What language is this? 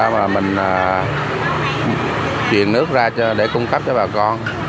Vietnamese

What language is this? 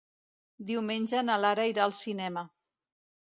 Catalan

